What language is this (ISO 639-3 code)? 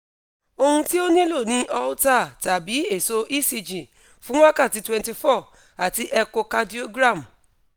yor